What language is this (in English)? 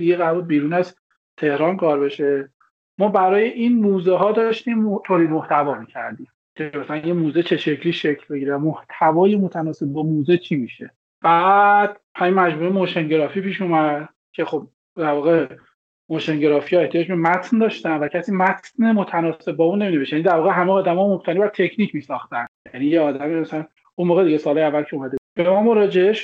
Persian